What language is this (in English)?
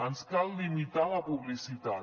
Catalan